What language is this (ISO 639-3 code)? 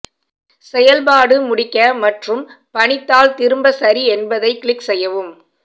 tam